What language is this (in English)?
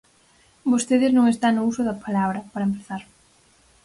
Galician